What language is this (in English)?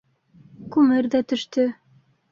Bashkir